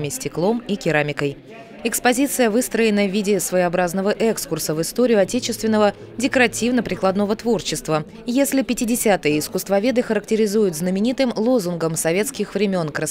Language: Russian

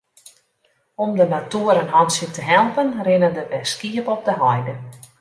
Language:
Western Frisian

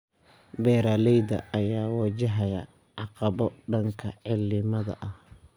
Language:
Somali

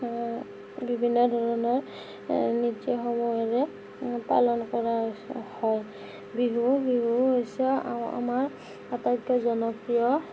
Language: Assamese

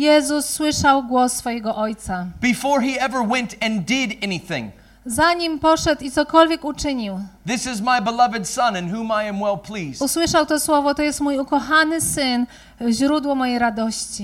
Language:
Polish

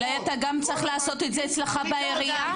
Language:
Hebrew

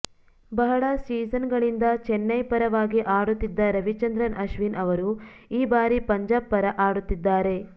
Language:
Kannada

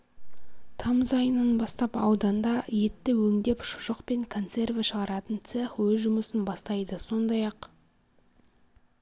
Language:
Kazakh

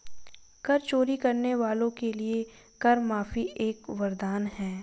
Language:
Hindi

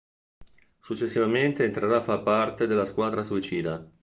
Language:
Italian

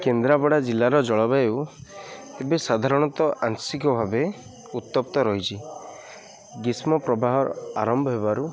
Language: Odia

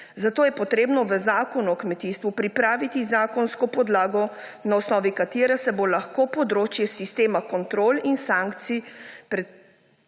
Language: Slovenian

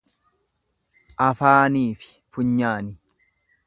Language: Oromo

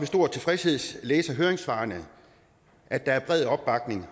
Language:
Danish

